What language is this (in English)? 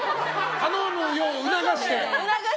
Japanese